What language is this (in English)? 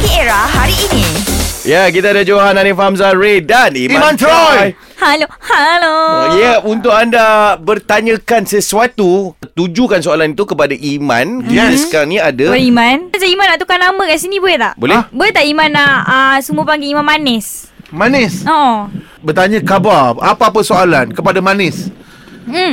Malay